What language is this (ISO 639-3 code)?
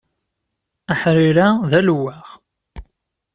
kab